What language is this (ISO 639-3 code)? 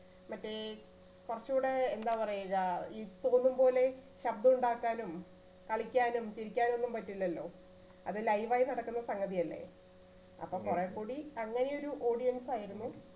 mal